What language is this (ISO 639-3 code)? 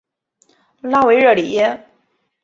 zho